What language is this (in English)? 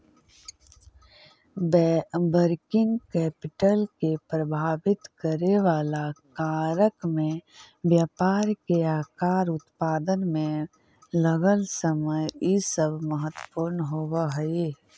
Magahi